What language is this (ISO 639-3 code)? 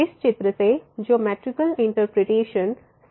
hin